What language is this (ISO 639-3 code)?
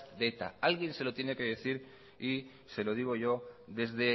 spa